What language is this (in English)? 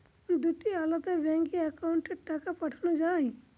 Bangla